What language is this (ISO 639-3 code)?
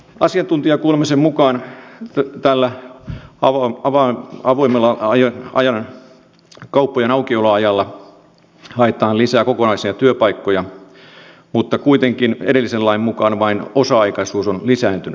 fin